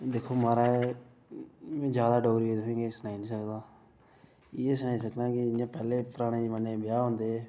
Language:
Dogri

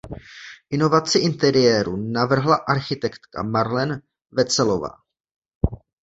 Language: Czech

